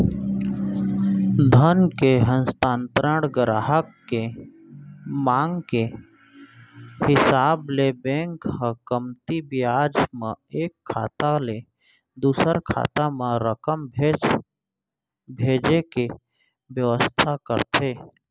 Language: Chhattisgarhi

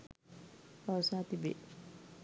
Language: Sinhala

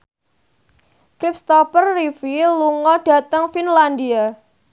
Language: Javanese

